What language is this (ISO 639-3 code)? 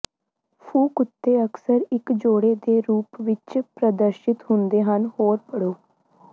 pan